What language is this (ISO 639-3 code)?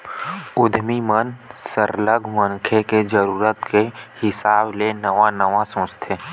hne